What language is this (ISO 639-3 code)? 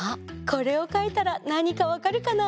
jpn